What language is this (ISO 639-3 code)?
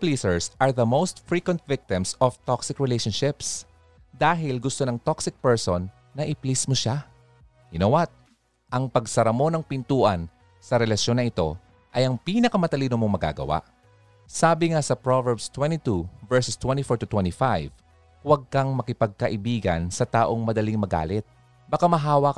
fil